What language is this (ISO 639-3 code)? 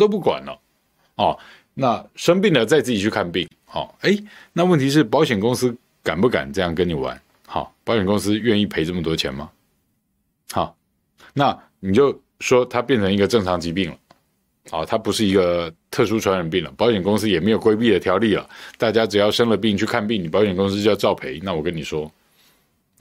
zho